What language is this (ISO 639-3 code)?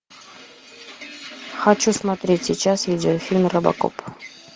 rus